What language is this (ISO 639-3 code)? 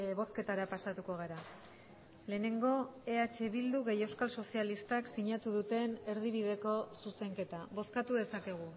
eus